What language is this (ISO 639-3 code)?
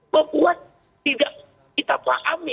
ind